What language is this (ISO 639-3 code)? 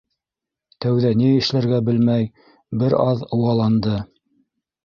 bak